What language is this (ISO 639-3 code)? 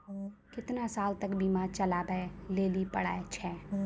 mai